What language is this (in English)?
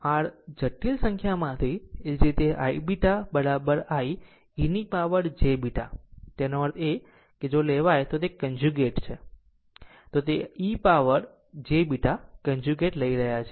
Gujarati